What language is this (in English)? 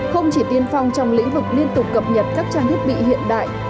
Vietnamese